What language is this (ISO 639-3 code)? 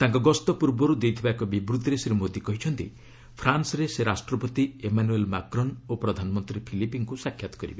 ori